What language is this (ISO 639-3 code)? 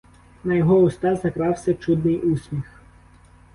ukr